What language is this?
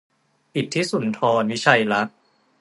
Thai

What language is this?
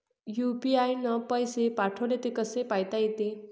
Marathi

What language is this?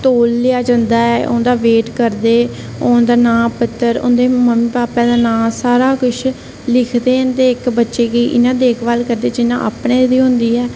Dogri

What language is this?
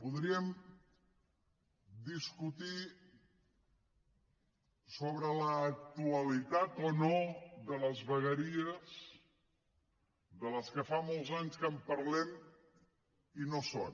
Catalan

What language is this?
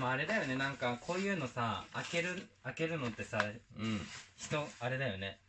Japanese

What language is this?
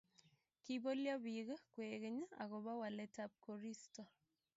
Kalenjin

